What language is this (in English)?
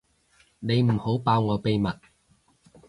Cantonese